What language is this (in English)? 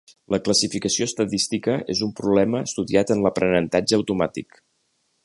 Catalan